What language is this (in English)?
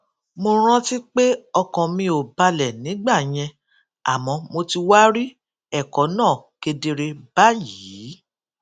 Yoruba